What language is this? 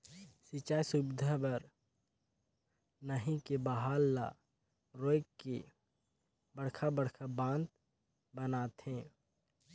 Chhattisgarhi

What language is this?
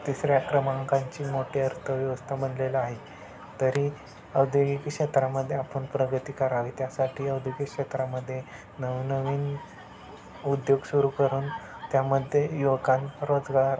Marathi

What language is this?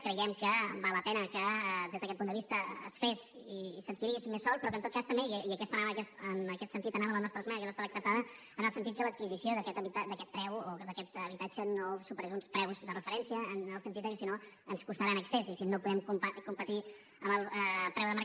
Catalan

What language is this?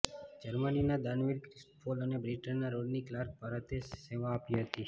Gujarati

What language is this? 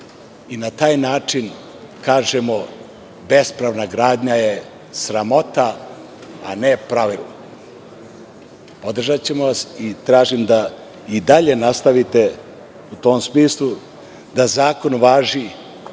Serbian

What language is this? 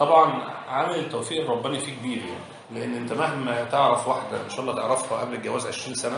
Arabic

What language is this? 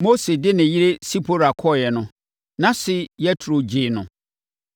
Akan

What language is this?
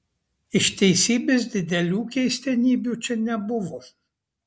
Lithuanian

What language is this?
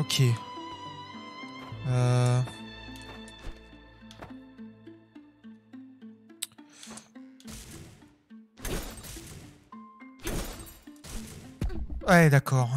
French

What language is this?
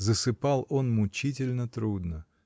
Russian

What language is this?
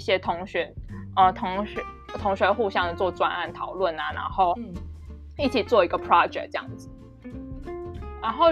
Chinese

